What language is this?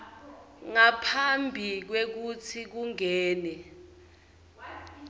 Swati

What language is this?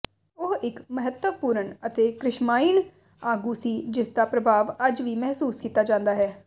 Punjabi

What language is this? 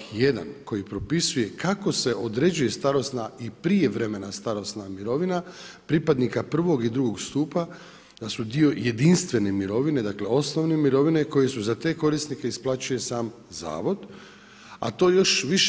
Croatian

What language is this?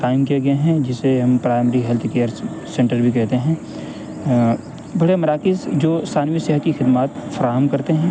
Urdu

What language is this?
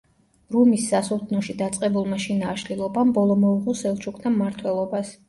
Georgian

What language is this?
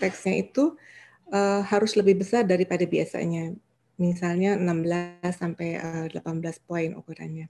Indonesian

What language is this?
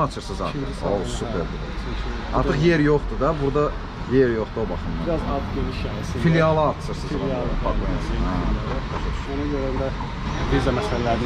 Turkish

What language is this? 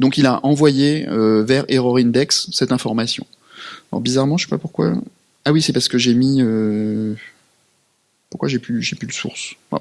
French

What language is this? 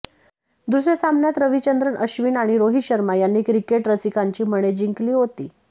Marathi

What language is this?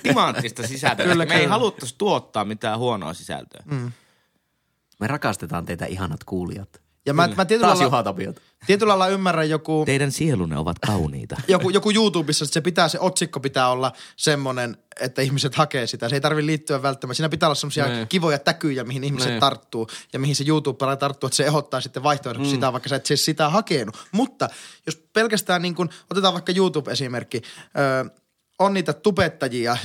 Finnish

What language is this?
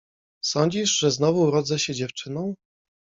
Polish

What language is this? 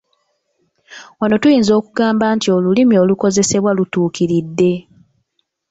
Ganda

